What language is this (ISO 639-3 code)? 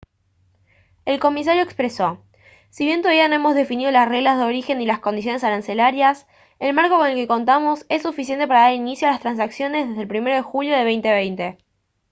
spa